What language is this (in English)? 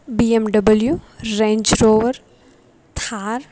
Gujarati